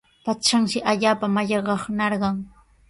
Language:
Sihuas Ancash Quechua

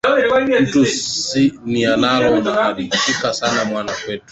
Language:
Swahili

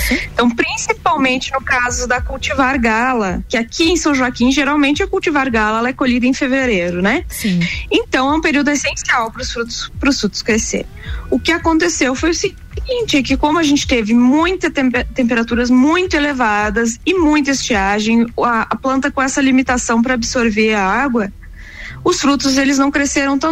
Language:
Portuguese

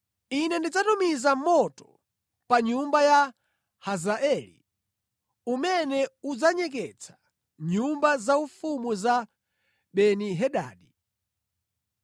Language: Nyanja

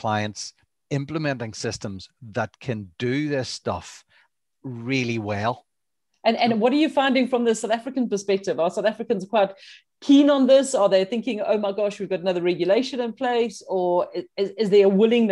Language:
English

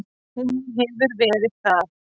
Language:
Icelandic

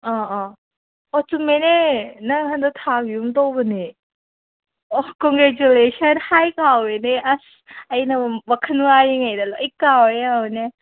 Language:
Manipuri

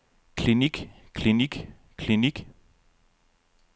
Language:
Danish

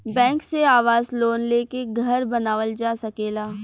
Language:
Bhojpuri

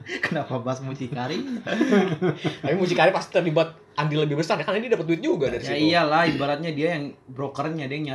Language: Indonesian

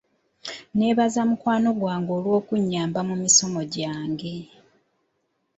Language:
Ganda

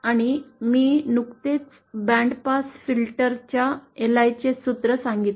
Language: Marathi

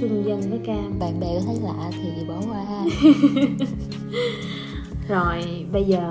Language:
Vietnamese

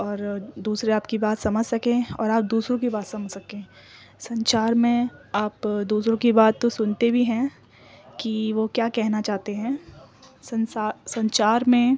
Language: Urdu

